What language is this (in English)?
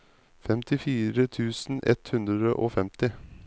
Norwegian